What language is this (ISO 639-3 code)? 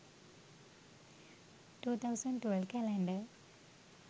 sin